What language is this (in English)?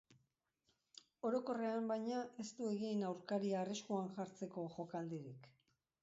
Basque